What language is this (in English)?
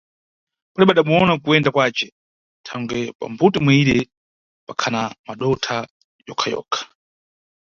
Nyungwe